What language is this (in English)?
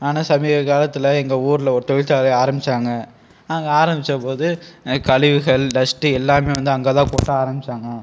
Tamil